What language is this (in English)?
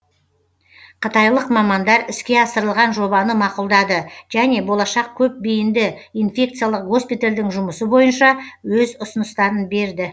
Kazakh